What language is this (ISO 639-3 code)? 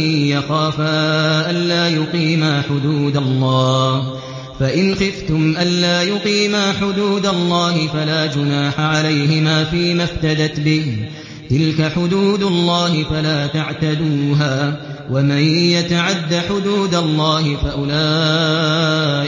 ara